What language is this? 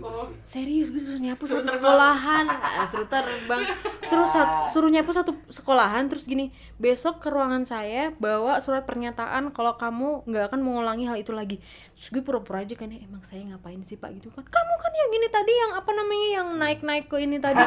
Indonesian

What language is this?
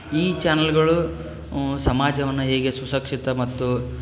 Kannada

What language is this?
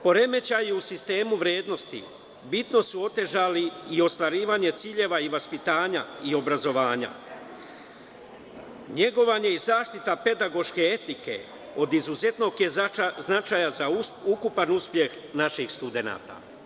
Serbian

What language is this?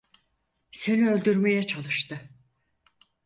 Turkish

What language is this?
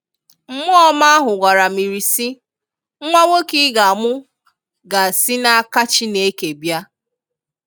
Igbo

